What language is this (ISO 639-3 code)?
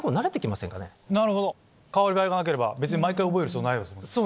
jpn